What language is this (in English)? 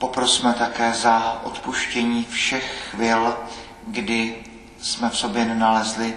Czech